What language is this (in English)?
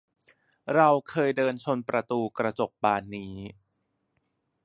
Thai